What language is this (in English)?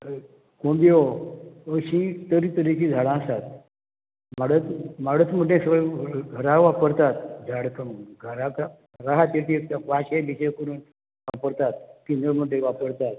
Konkani